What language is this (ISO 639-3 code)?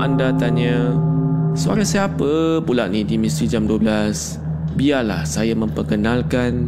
msa